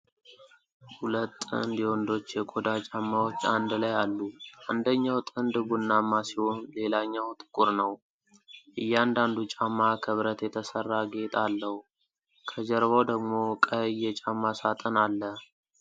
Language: Amharic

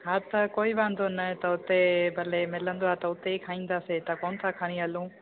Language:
Sindhi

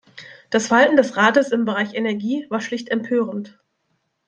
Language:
German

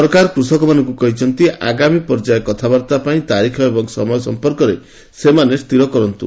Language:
Odia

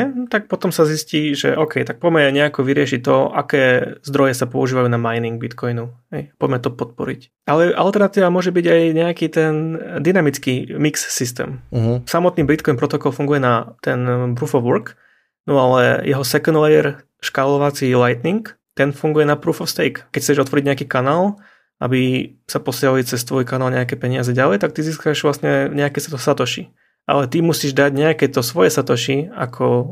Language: Slovak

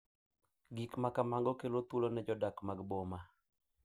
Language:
Luo (Kenya and Tanzania)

